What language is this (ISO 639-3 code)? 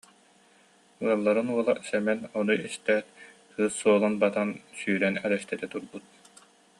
sah